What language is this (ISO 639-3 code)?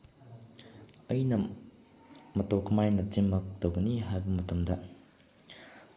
mni